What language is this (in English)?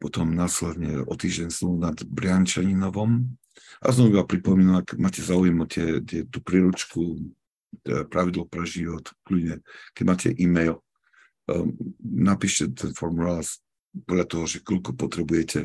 Slovak